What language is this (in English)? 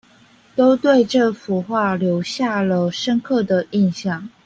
Chinese